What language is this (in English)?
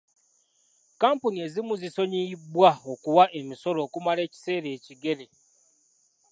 Ganda